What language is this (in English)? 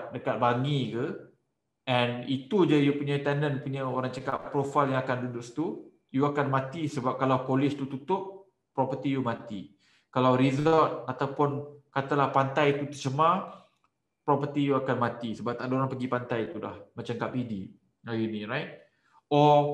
Malay